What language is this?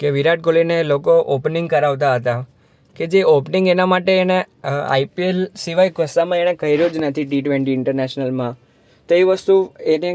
Gujarati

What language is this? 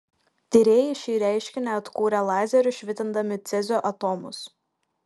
Lithuanian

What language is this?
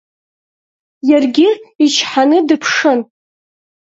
Abkhazian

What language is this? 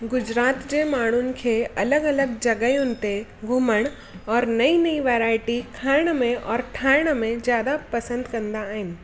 Sindhi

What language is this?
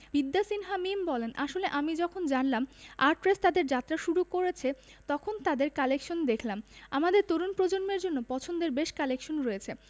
Bangla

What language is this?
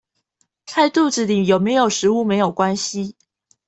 Chinese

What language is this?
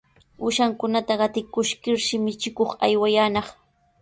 Sihuas Ancash Quechua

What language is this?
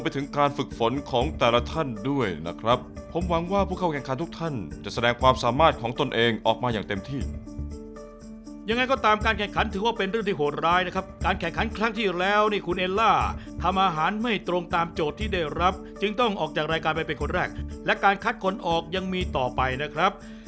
Thai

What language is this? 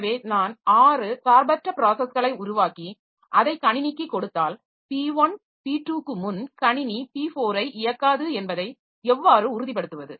Tamil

